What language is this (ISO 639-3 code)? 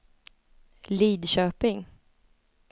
swe